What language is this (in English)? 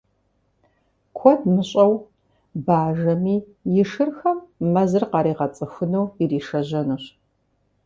Kabardian